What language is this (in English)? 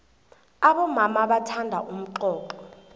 South Ndebele